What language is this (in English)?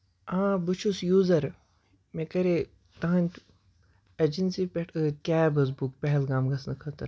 Kashmiri